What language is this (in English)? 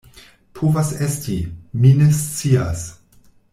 Esperanto